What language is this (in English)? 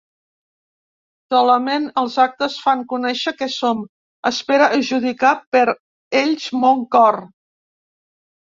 Catalan